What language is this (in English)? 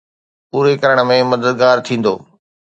Sindhi